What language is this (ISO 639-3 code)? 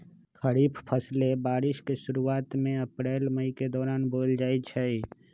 mag